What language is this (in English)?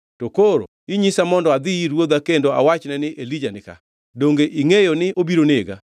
Luo (Kenya and Tanzania)